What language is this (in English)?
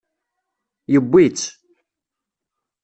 Kabyle